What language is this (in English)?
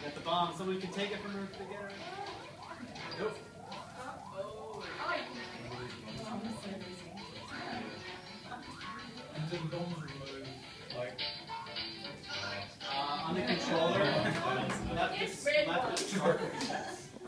English